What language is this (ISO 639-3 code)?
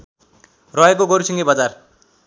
nep